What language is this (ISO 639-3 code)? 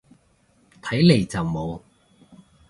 yue